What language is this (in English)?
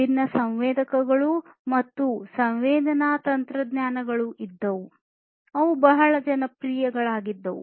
Kannada